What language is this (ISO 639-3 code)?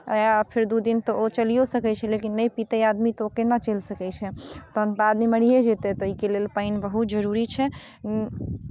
mai